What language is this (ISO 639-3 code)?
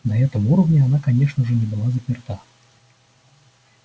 rus